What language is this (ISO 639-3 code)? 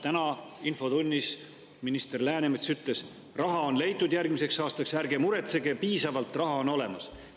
est